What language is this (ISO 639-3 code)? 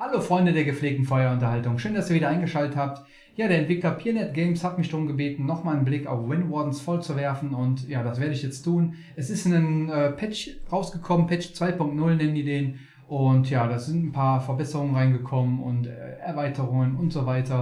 deu